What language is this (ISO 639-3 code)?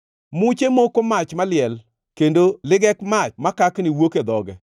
luo